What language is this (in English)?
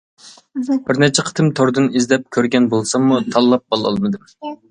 Uyghur